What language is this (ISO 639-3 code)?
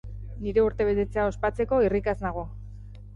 eus